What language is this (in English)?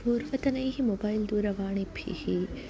Sanskrit